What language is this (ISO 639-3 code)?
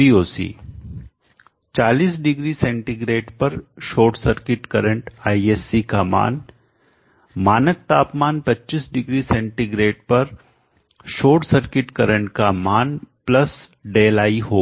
hin